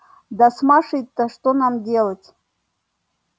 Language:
Russian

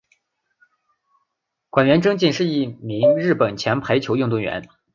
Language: Chinese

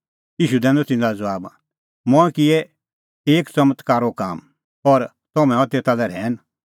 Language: Kullu Pahari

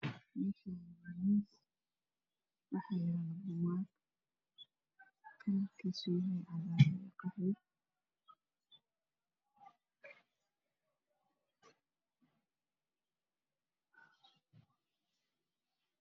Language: Somali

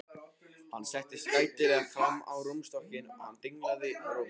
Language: Icelandic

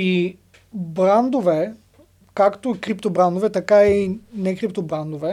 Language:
Bulgarian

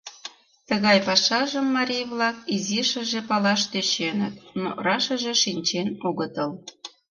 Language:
Mari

